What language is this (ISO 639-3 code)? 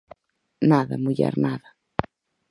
glg